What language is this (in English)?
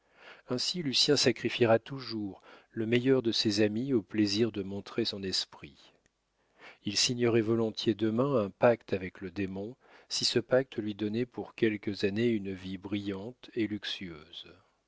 French